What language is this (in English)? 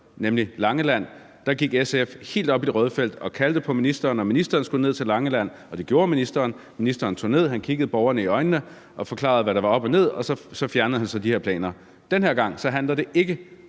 Danish